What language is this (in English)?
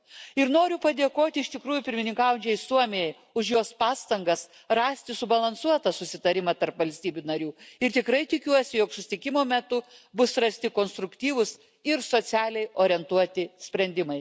Lithuanian